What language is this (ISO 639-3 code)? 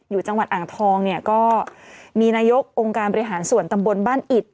tha